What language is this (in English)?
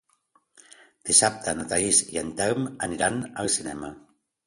Catalan